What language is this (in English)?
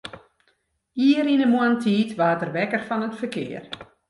Western Frisian